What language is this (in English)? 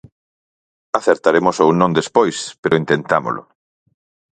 Galician